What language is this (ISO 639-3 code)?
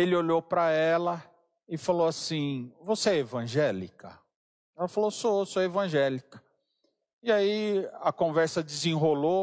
por